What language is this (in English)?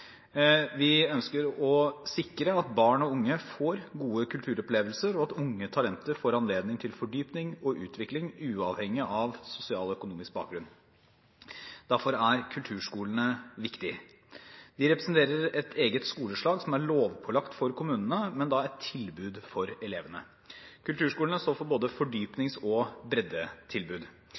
Norwegian Bokmål